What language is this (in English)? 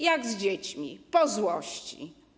Polish